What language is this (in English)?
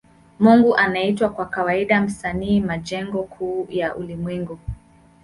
Swahili